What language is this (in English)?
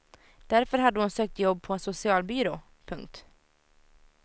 Swedish